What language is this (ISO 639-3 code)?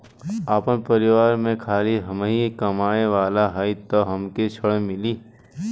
bho